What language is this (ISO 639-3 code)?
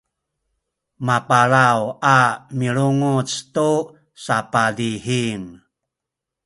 szy